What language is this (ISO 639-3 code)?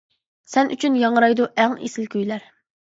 uig